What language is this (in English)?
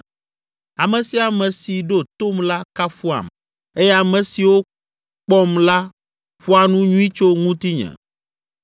Ewe